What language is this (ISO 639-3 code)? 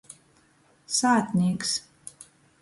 ltg